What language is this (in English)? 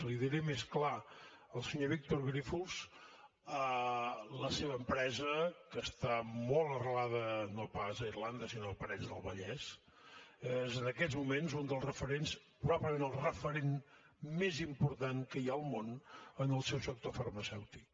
Catalan